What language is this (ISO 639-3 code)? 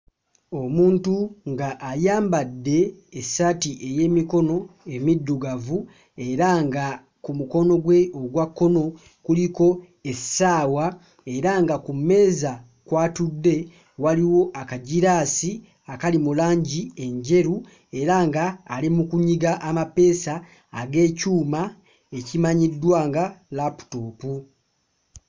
lug